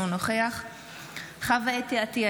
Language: Hebrew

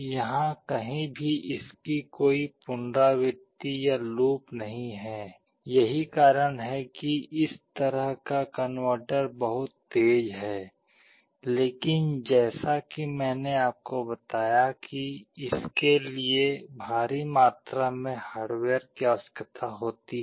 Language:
Hindi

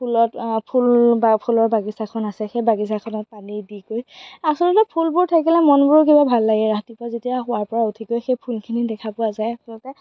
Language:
Assamese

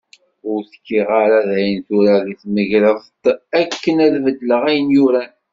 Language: Kabyle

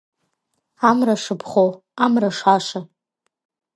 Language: Abkhazian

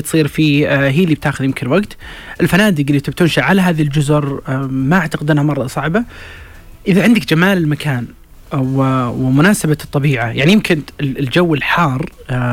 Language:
Arabic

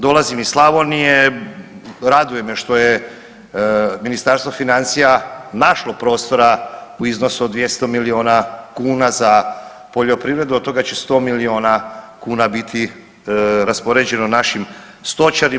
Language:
Croatian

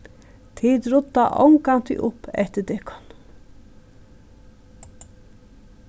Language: Faroese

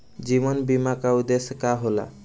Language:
Bhojpuri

